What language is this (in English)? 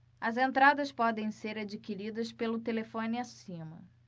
Portuguese